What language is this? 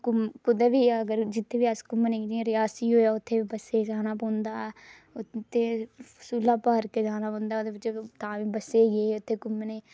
Dogri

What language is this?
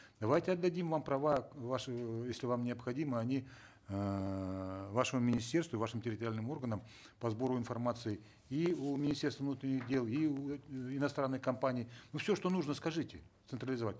Kazakh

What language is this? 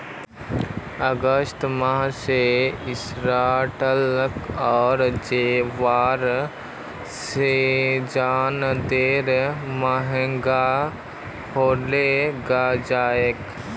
Magahi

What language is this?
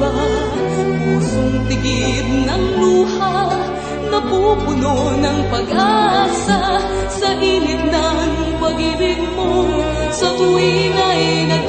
Filipino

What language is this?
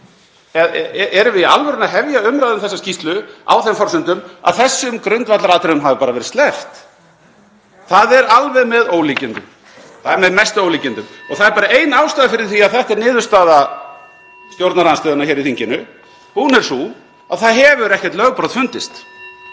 Icelandic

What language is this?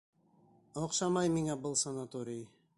Bashkir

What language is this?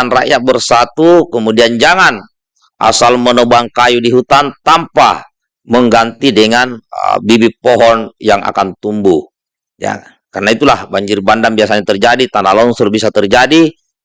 Indonesian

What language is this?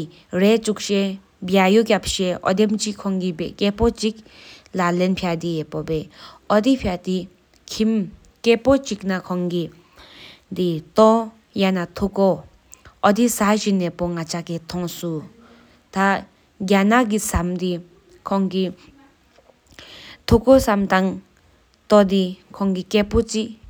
Sikkimese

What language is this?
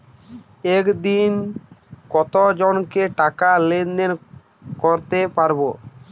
Bangla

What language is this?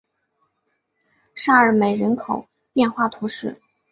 Chinese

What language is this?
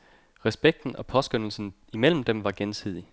Danish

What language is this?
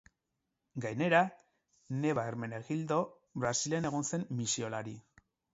Basque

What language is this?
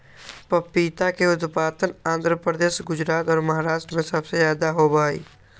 Magahi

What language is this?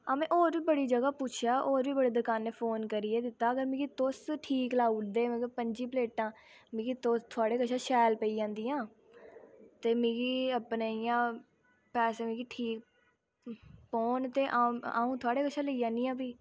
Dogri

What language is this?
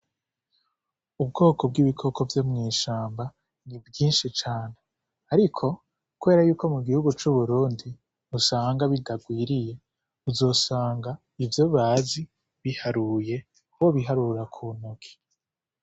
Rundi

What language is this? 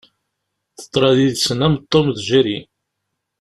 Kabyle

